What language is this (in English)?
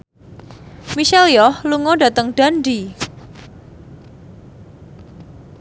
Javanese